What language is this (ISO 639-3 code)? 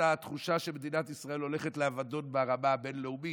heb